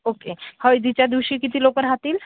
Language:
Marathi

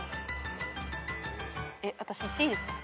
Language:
Japanese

